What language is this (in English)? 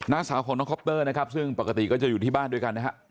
Thai